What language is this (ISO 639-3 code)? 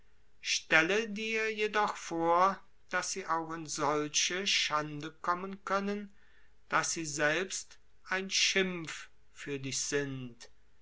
deu